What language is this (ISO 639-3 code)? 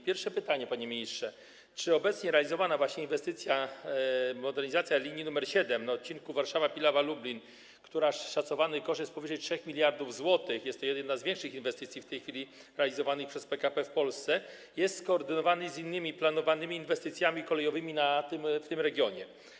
pol